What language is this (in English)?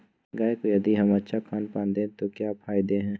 Magahi